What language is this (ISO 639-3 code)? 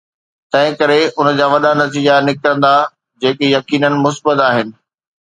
snd